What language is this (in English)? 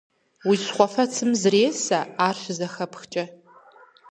Kabardian